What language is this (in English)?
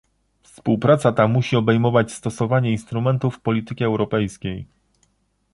Polish